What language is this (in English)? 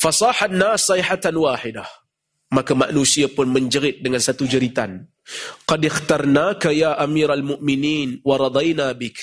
Malay